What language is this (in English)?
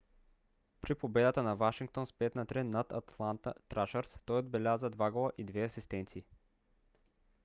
Bulgarian